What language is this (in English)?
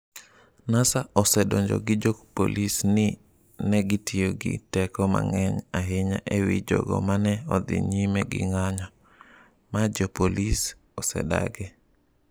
Luo (Kenya and Tanzania)